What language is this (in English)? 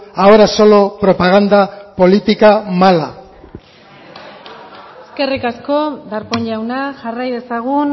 Basque